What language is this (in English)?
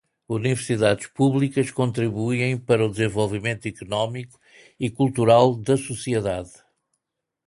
Portuguese